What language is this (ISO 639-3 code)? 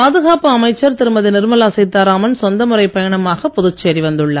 tam